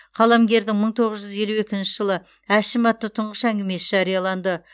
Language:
Kazakh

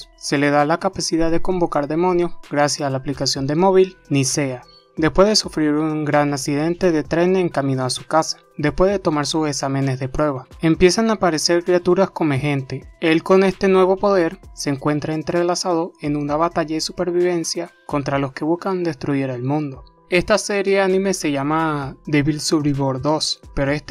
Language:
Spanish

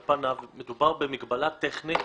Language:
Hebrew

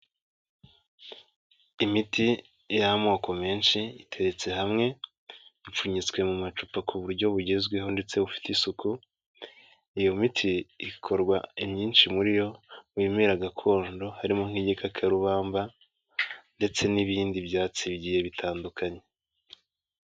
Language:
Kinyarwanda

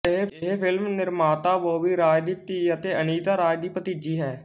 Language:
Punjabi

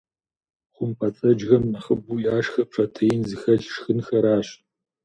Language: Kabardian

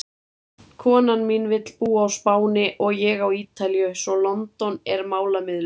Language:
Icelandic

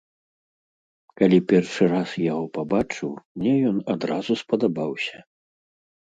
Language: Belarusian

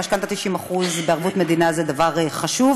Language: Hebrew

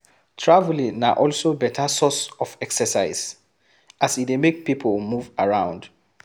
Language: Nigerian Pidgin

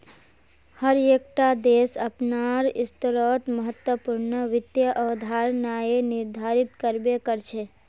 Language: Magahi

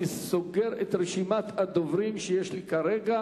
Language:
Hebrew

